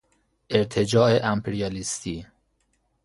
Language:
Persian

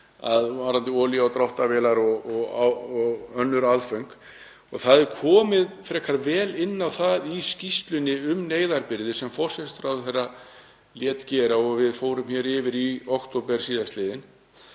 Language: Icelandic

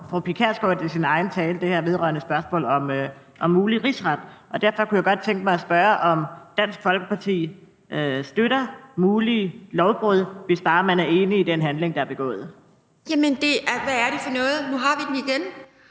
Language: Danish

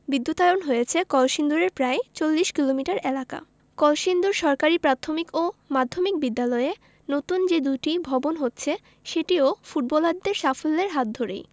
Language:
Bangla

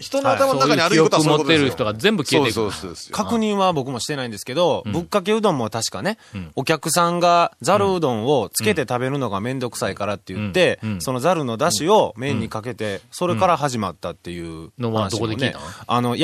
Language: Japanese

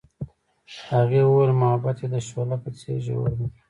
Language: Pashto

